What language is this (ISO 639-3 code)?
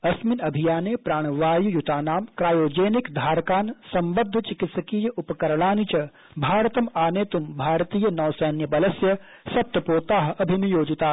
san